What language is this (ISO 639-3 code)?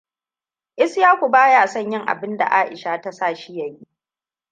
hau